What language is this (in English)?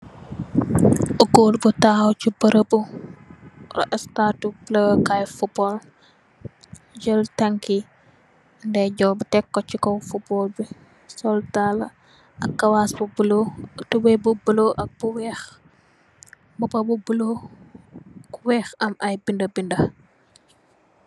Wolof